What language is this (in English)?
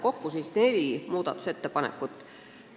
Estonian